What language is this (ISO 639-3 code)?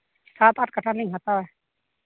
sat